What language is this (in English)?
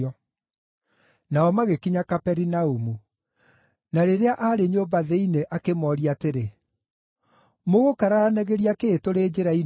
Kikuyu